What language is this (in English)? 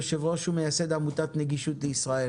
Hebrew